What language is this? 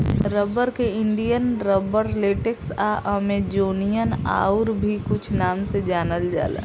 Bhojpuri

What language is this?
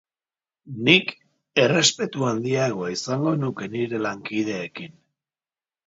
Basque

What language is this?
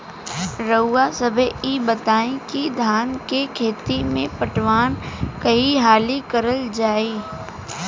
Bhojpuri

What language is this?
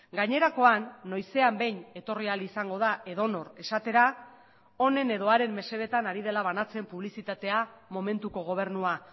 Basque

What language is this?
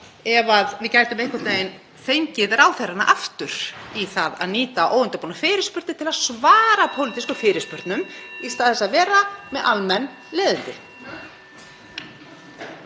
Icelandic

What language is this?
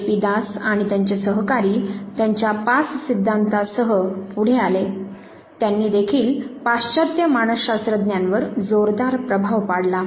Marathi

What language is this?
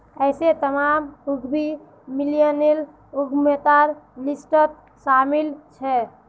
Magahi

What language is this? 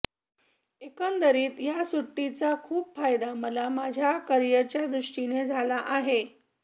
Marathi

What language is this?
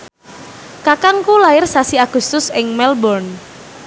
Javanese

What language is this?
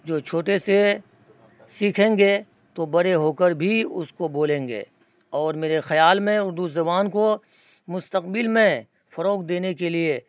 Urdu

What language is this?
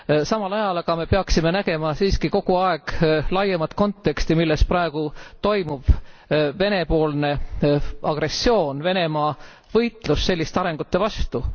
Estonian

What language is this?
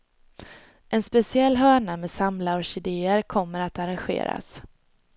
Swedish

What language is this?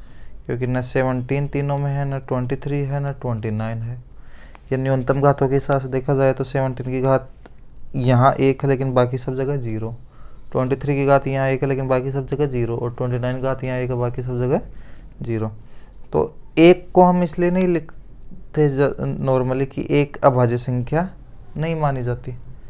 Hindi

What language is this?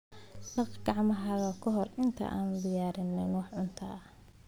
Somali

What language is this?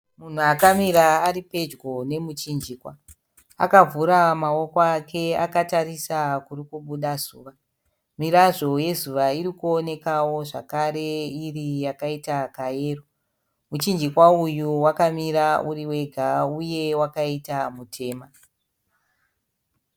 Shona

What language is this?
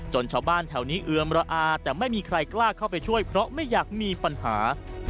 Thai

